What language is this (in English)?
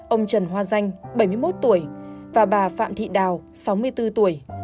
Vietnamese